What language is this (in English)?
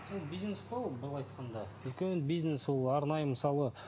Kazakh